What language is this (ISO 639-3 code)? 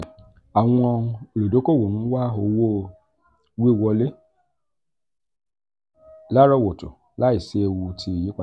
yor